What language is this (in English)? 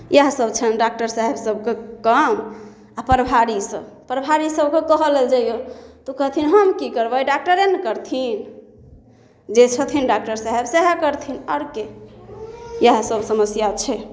Maithili